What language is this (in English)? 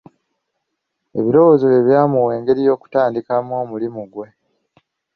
Ganda